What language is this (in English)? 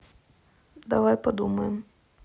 Russian